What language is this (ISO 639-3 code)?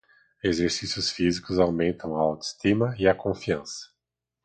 por